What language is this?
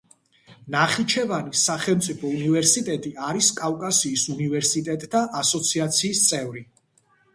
Georgian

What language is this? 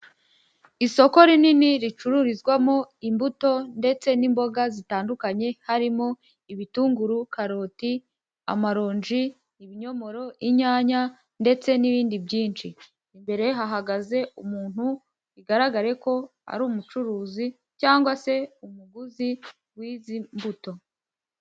Kinyarwanda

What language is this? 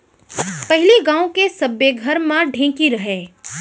Chhattisgarhi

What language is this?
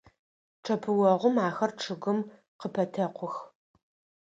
Adyghe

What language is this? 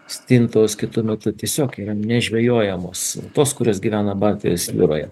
Lithuanian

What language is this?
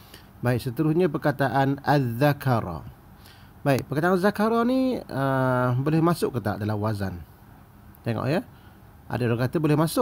Malay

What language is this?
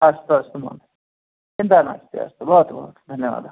Sanskrit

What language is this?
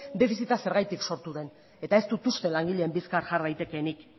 Basque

